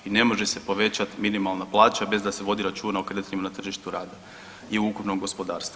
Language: Croatian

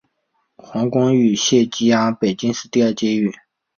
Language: Chinese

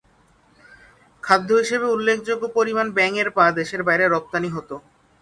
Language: Bangla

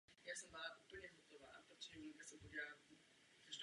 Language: Czech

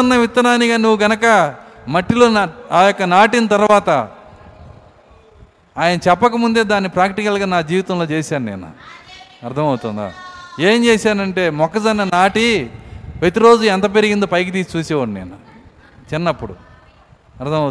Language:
Telugu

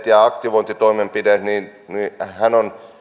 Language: Finnish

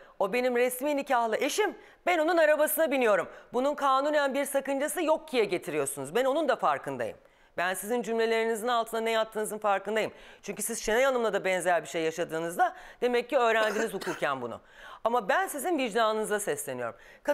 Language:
Turkish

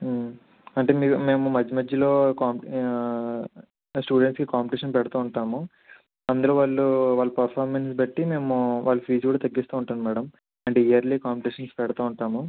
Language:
Telugu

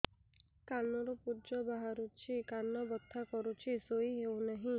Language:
Odia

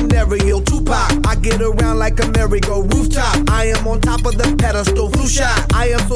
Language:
Spanish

